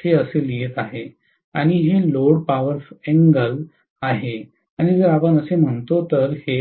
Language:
Marathi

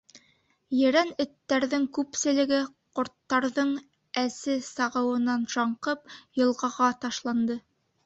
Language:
Bashkir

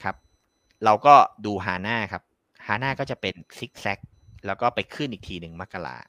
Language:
Thai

